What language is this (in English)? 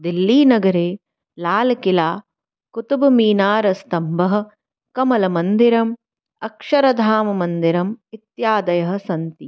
Sanskrit